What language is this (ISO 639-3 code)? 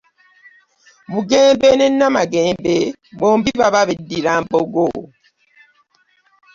lug